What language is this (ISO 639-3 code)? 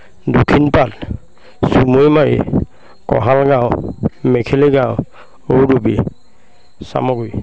asm